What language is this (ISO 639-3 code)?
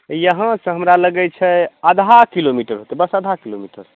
mai